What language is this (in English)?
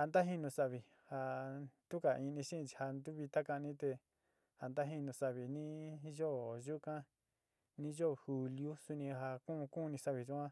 Sinicahua Mixtec